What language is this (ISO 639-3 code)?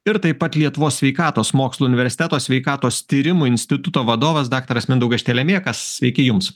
lit